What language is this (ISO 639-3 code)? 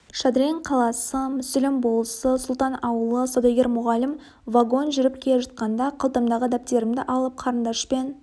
kaz